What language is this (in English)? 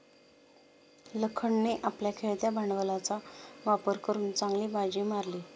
Marathi